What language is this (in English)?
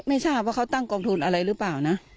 Thai